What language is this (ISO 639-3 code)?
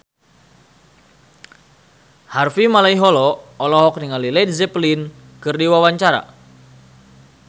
sun